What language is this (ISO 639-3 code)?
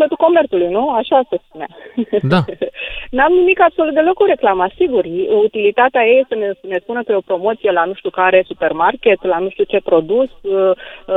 ron